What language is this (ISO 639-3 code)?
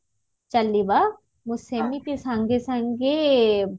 ori